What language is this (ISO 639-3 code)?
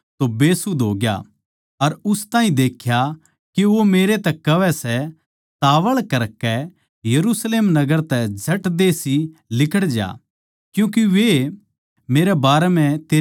bgc